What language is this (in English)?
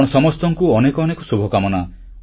Odia